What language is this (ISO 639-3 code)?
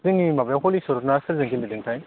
brx